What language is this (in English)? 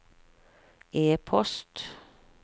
Norwegian